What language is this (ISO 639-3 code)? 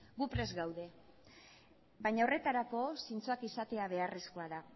eus